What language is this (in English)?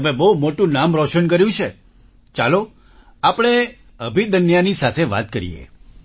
Gujarati